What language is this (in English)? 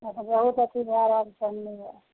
Maithili